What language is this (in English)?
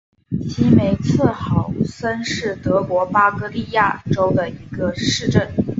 Chinese